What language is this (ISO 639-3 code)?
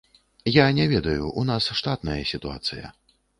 bel